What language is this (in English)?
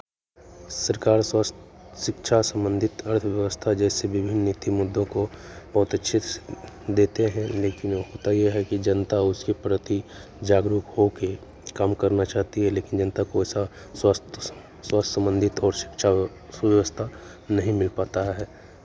Hindi